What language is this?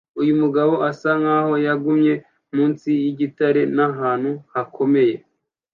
Kinyarwanda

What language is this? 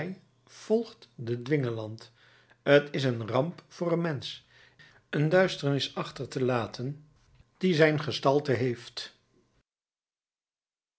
Dutch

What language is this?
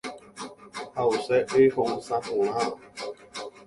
Guarani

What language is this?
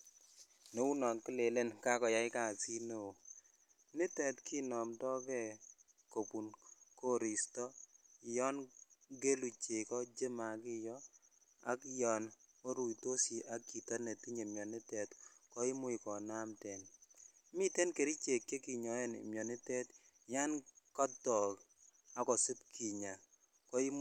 Kalenjin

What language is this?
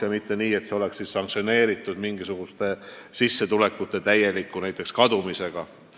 Estonian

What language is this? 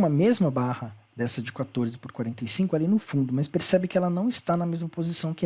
Portuguese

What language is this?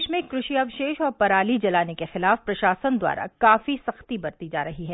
Hindi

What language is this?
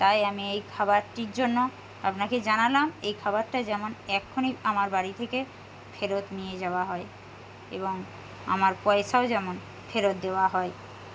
Bangla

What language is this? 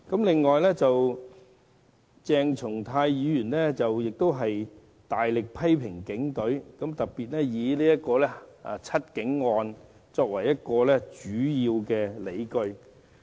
Cantonese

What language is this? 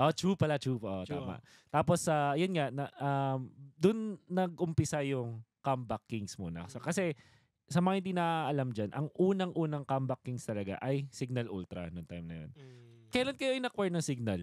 Filipino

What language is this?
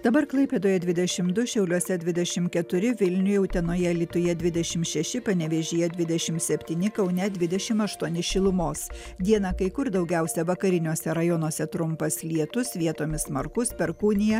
Lithuanian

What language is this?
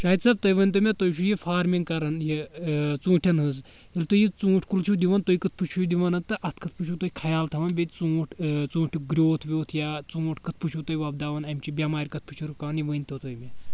Kashmiri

